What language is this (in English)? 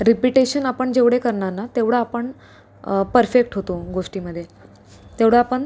Marathi